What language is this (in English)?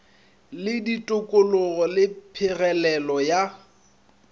Northern Sotho